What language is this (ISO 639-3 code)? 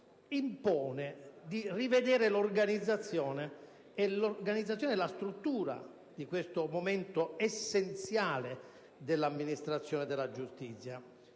ita